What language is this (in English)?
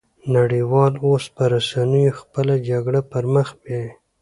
Pashto